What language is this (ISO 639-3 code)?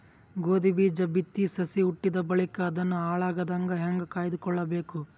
kan